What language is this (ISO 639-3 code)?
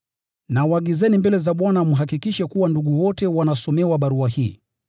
swa